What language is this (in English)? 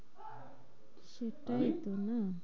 Bangla